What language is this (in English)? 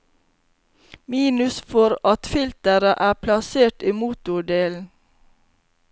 Norwegian